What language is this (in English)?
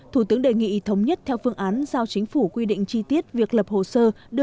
Vietnamese